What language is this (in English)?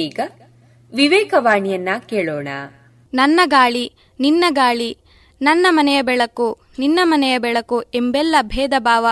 Kannada